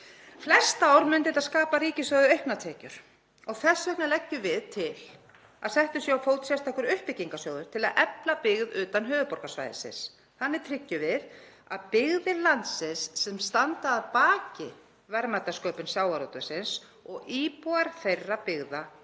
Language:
Icelandic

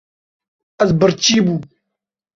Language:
Kurdish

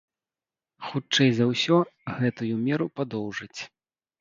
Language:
Belarusian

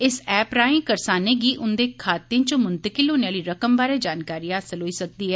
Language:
Dogri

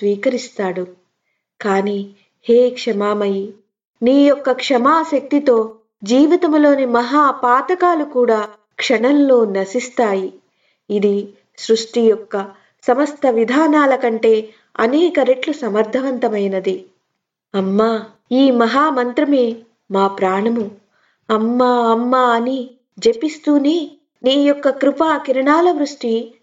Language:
Telugu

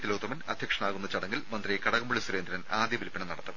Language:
Malayalam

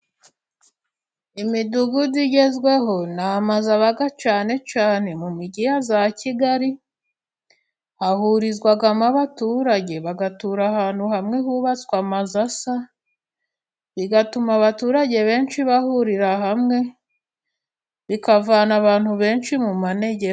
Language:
Kinyarwanda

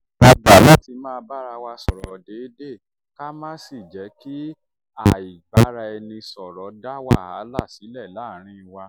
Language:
Yoruba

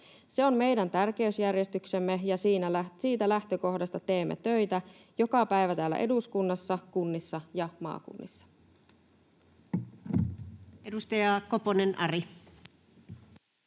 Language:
Finnish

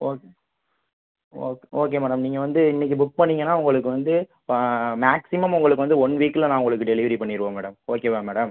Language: Tamil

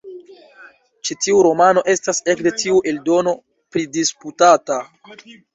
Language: Esperanto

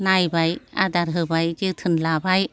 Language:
Bodo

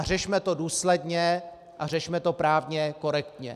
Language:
Czech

